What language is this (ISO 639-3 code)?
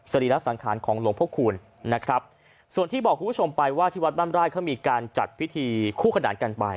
tha